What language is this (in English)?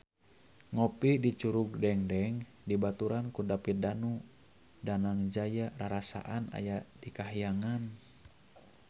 Sundanese